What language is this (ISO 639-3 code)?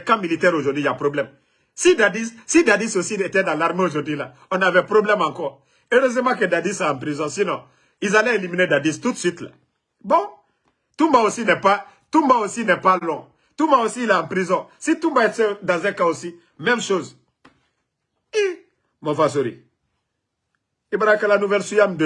fra